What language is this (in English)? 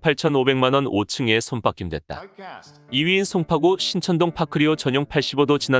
Korean